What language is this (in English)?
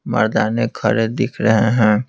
Hindi